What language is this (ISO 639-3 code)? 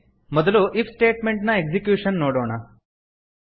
kan